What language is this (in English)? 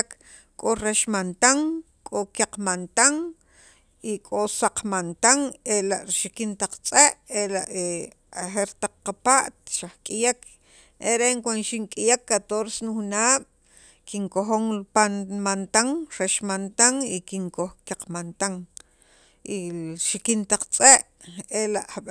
Sacapulteco